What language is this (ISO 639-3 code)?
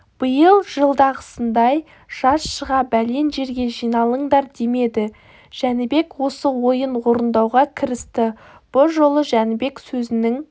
kaz